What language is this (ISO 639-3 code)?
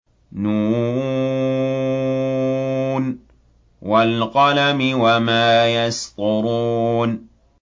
ara